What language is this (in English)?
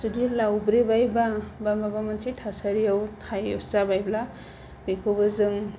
Bodo